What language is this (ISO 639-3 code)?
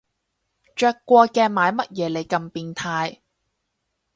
yue